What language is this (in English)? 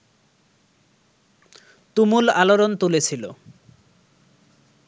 Bangla